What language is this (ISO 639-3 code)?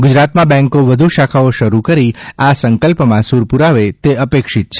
guj